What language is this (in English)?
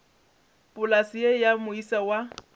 Northern Sotho